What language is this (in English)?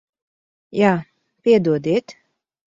Latvian